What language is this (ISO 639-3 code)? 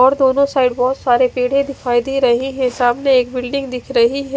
hin